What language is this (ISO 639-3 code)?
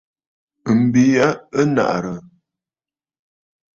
bfd